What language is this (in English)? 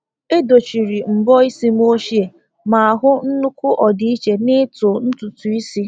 Igbo